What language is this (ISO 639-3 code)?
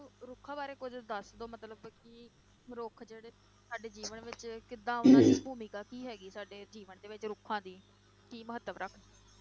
pan